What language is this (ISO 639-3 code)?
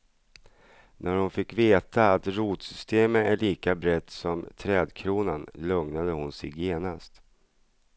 swe